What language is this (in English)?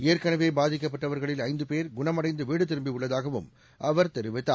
Tamil